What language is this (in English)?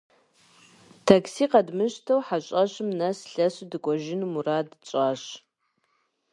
Kabardian